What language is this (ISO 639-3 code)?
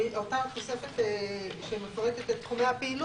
heb